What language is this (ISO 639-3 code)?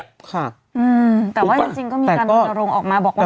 tha